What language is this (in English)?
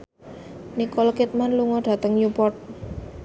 Javanese